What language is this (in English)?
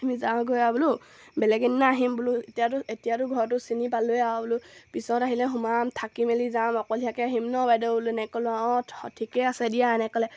Assamese